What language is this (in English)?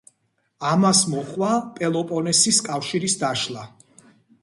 Georgian